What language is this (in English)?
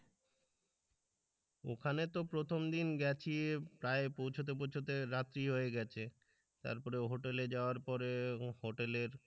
Bangla